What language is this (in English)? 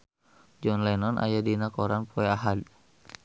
Sundanese